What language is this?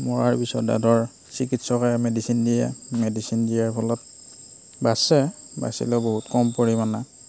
Assamese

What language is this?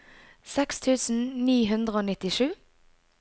Norwegian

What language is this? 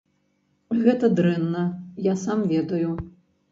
Belarusian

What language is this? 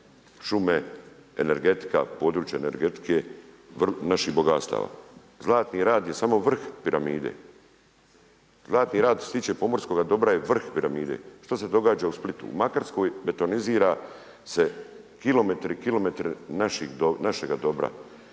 Croatian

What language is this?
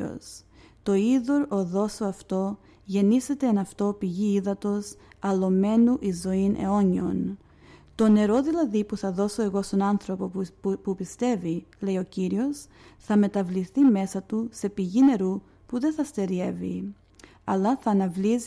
Greek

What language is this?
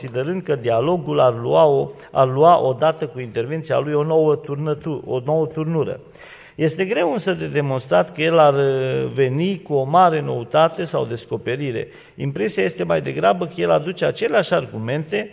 Romanian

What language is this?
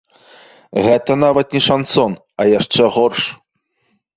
Belarusian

